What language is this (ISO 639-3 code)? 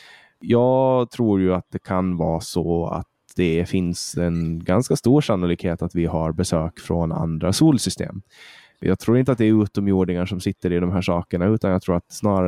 swe